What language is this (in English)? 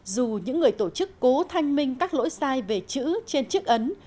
Vietnamese